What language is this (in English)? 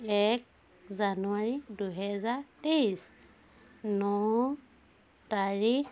Assamese